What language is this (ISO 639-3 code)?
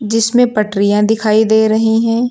hin